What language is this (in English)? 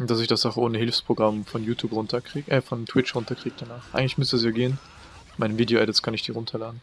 German